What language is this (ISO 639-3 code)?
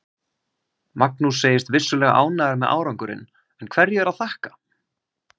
isl